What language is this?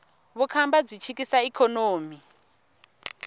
Tsonga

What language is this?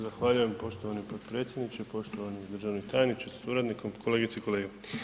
Croatian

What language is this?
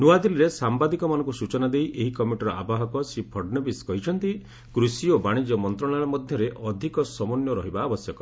Odia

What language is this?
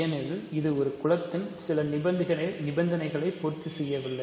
Tamil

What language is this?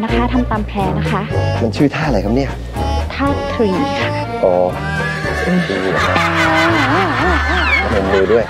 Thai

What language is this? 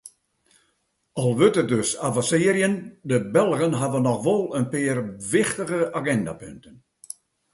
Western Frisian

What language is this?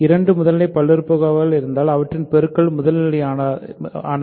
Tamil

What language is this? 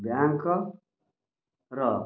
Odia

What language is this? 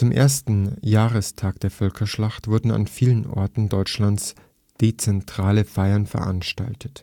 German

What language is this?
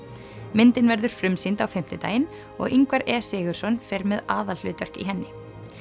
Icelandic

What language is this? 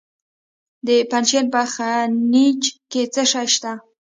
Pashto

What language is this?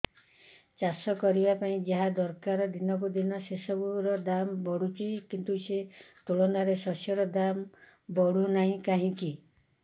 Odia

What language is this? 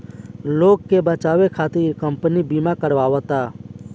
Bhojpuri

